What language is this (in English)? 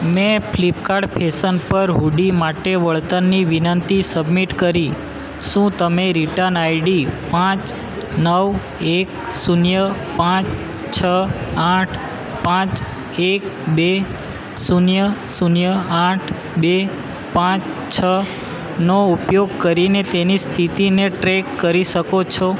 Gujarati